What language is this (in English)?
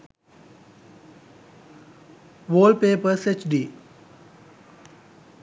Sinhala